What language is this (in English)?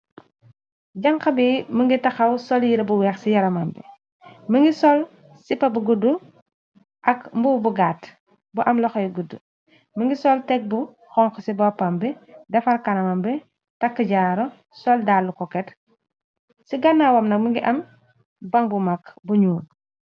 Wolof